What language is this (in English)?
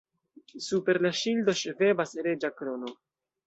Esperanto